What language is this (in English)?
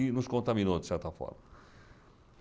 Portuguese